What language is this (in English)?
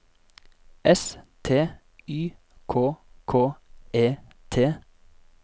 Norwegian